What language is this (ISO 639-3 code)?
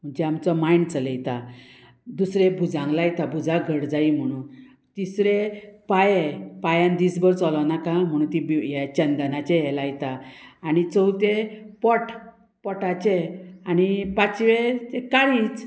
kok